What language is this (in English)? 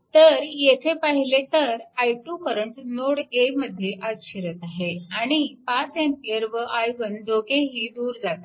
Marathi